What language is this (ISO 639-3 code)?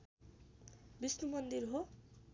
nep